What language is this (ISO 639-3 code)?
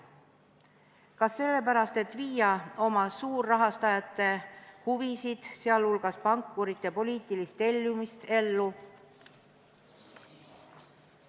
est